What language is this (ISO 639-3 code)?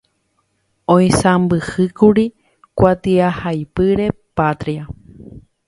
grn